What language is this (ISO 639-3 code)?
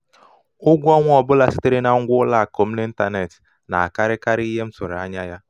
ibo